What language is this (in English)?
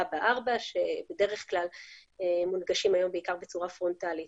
Hebrew